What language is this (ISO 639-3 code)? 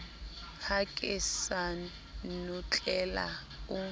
sot